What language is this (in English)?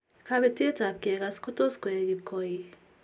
Kalenjin